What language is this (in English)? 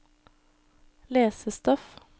Norwegian